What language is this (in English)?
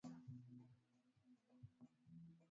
Swahili